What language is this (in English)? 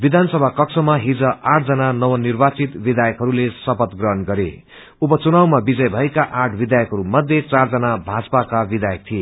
Nepali